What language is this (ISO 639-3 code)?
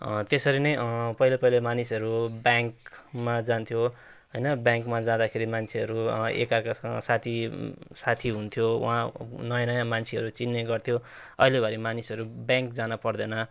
nep